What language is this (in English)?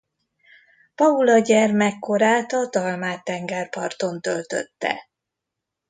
Hungarian